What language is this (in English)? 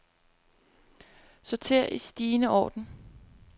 Danish